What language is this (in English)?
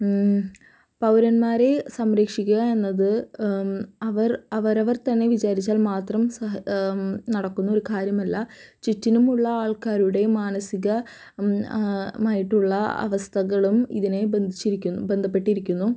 Malayalam